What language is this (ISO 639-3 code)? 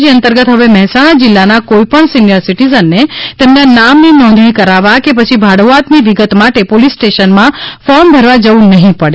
guj